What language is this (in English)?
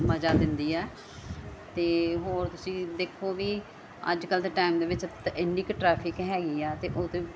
Punjabi